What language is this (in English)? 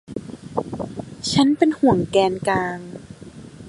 Thai